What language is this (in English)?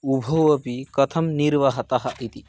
Sanskrit